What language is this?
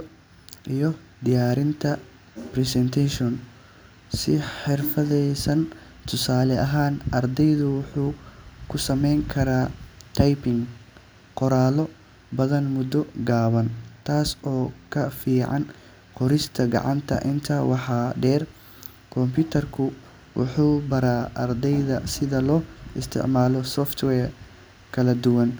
Somali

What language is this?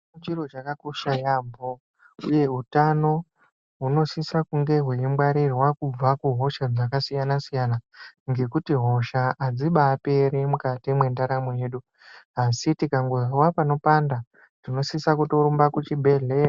Ndau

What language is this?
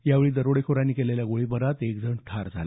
Marathi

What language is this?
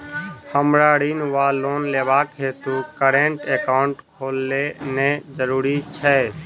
Maithili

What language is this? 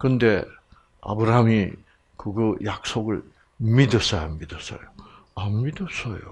Korean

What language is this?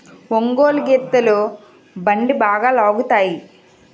Telugu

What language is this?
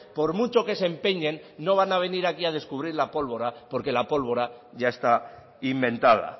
Spanish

